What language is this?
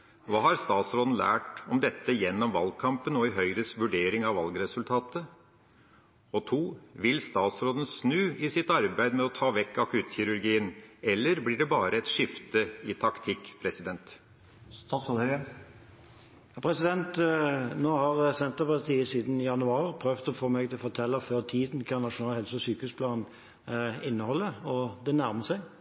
Norwegian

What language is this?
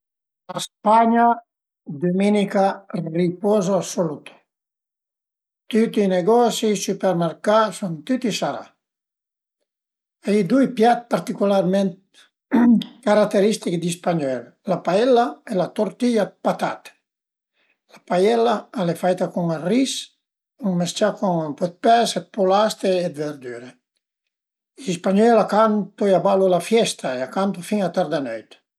Piedmontese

